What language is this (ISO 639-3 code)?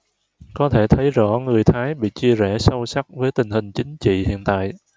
vie